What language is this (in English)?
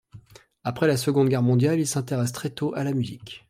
French